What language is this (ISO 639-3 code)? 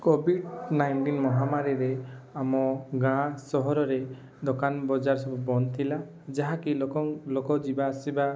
ori